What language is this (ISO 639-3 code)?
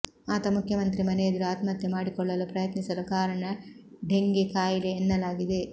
kan